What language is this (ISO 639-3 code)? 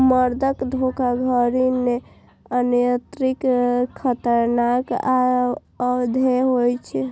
mai